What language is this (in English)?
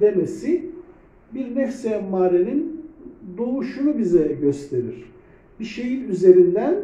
Turkish